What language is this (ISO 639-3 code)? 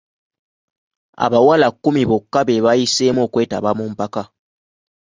lug